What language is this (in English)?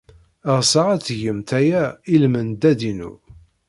Kabyle